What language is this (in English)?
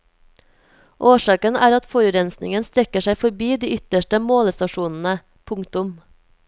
Norwegian